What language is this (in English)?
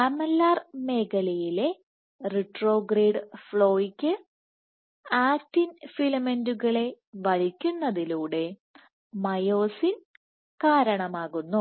Malayalam